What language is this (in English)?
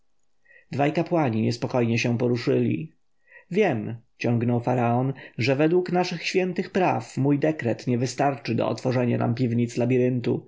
Polish